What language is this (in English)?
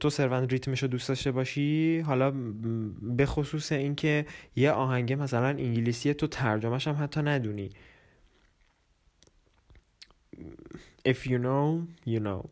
Persian